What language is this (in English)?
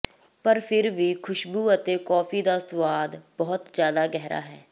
Punjabi